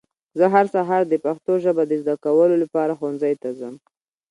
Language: Pashto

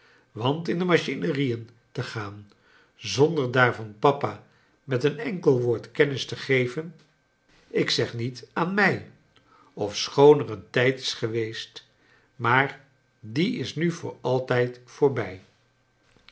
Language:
Dutch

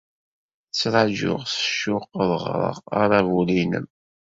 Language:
Kabyle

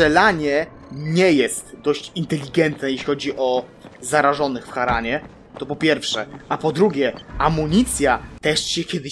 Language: Polish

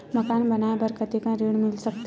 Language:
Chhattisgarhi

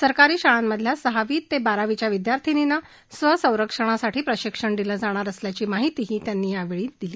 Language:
Marathi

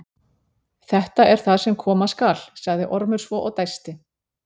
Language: Icelandic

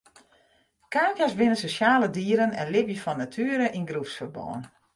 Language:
Western Frisian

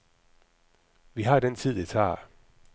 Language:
Danish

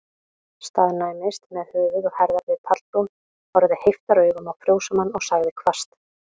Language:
Icelandic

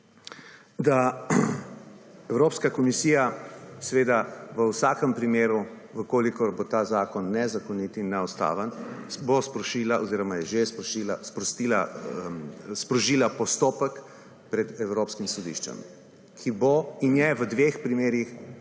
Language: Slovenian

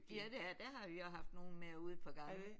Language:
Danish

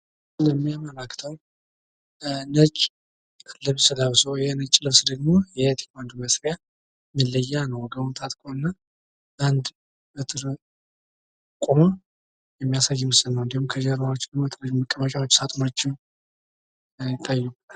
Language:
Amharic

